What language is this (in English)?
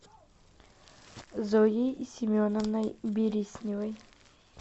Russian